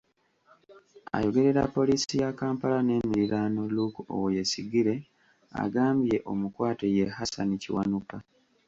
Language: Ganda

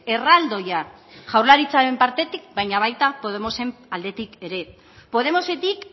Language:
Basque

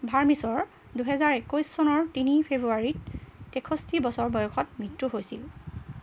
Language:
Assamese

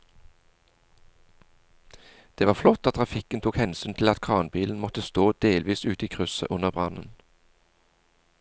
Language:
Norwegian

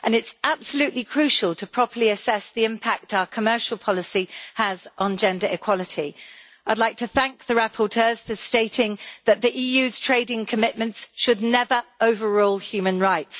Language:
English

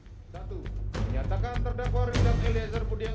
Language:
Indonesian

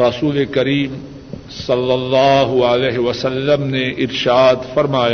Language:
Urdu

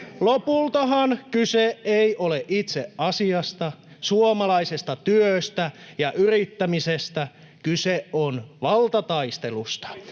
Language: Finnish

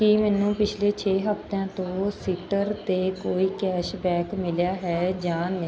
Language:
Punjabi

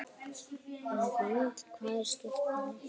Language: Icelandic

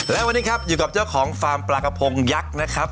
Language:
Thai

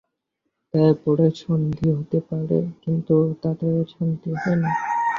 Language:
Bangla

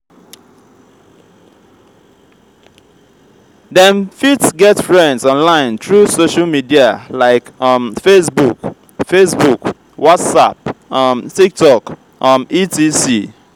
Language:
Nigerian Pidgin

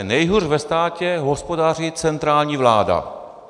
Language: Czech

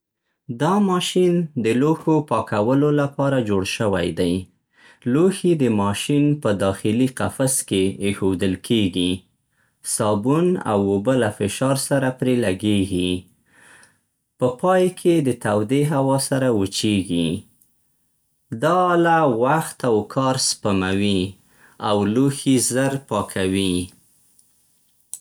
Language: Central Pashto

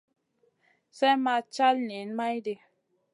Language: Masana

